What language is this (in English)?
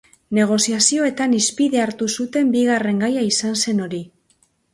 Basque